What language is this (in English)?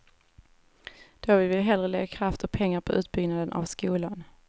Swedish